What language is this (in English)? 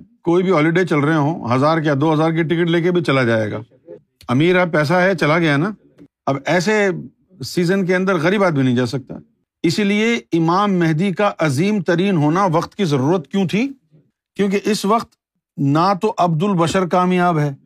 Urdu